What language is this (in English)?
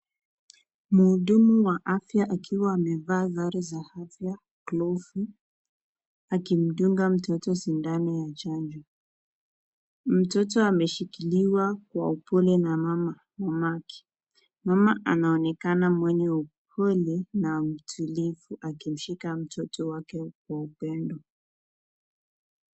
Swahili